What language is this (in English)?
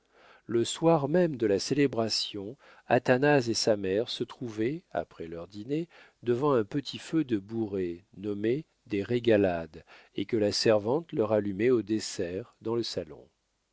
French